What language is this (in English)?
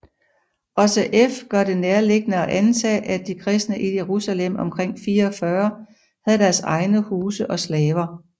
Danish